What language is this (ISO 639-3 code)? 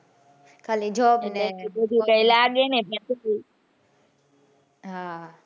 guj